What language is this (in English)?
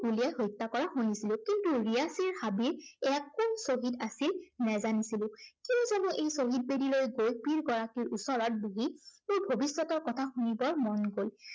Assamese